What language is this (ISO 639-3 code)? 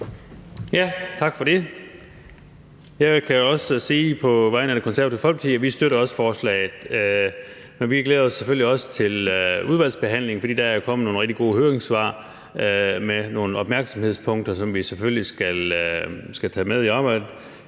dan